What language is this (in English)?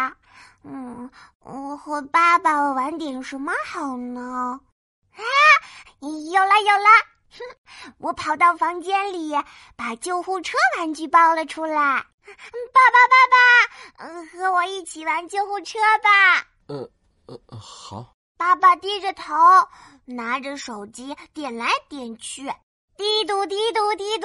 Chinese